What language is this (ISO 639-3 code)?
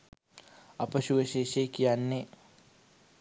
sin